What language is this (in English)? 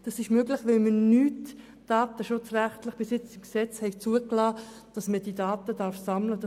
Swiss German